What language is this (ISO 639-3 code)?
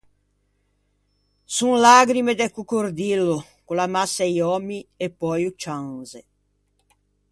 lij